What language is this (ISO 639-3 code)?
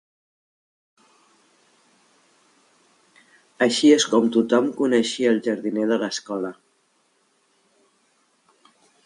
cat